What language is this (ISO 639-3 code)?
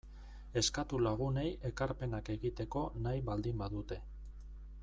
eus